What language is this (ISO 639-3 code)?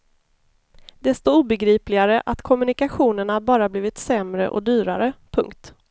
swe